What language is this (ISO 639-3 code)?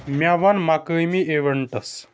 kas